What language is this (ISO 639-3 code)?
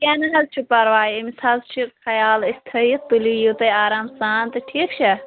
kas